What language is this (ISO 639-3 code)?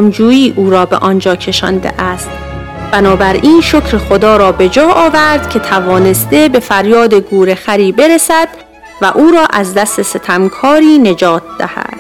fas